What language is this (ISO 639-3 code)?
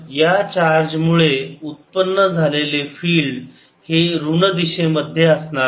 mar